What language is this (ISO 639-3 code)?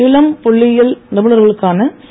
tam